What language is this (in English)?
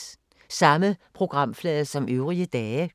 Danish